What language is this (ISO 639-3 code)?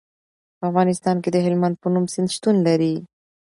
pus